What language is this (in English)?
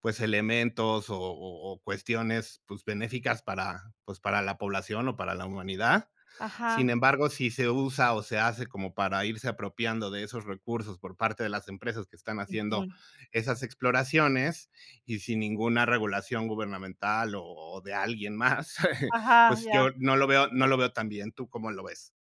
Spanish